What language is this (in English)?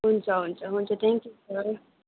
Nepali